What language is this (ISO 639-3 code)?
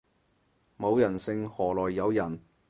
yue